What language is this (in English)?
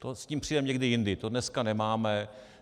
Czech